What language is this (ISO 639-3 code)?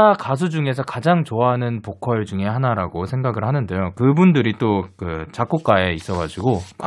kor